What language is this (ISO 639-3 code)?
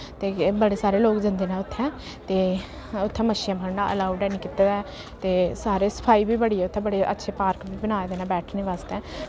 doi